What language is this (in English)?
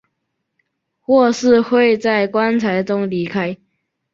Chinese